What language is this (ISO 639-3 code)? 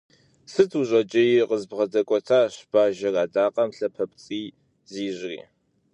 kbd